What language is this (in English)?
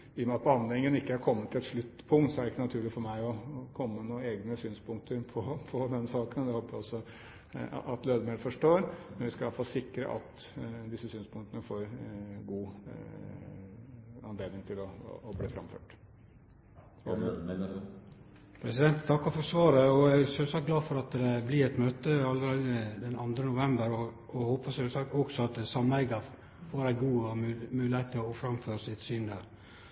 Norwegian